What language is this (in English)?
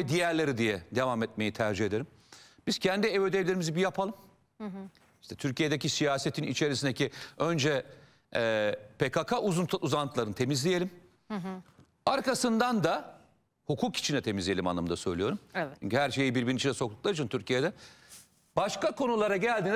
Turkish